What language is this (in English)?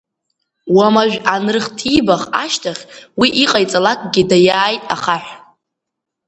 Abkhazian